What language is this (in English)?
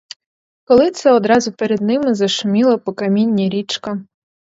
Ukrainian